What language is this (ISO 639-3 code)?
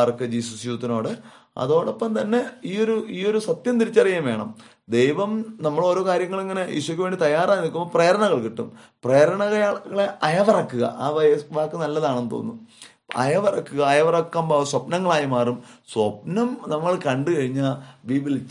mal